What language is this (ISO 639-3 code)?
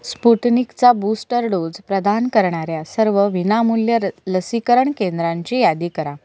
mar